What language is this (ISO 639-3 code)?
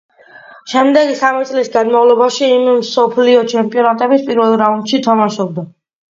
kat